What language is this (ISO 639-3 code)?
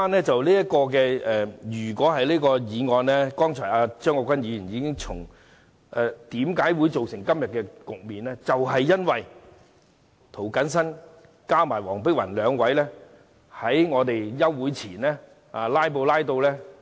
yue